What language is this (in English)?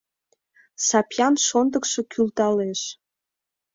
Mari